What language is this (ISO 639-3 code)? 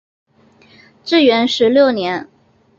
zho